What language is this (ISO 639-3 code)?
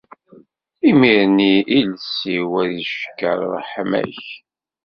kab